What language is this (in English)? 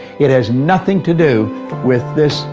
English